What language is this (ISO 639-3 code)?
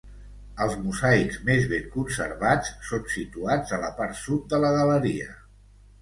cat